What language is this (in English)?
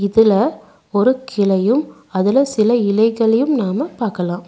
Tamil